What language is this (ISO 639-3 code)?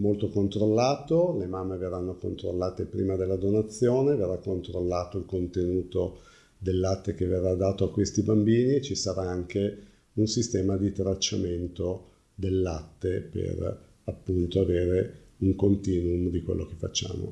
ita